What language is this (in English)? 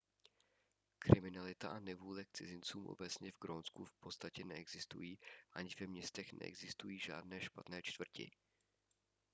Czech